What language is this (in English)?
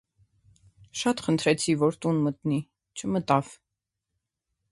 Armenian